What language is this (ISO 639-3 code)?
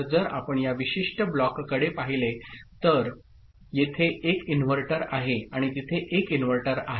mar